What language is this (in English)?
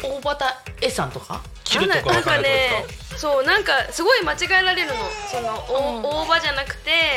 Japanese